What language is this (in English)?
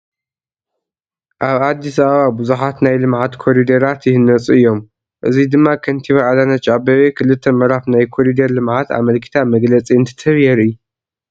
Tigrinya